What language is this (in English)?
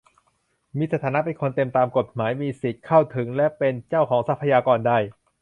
Thai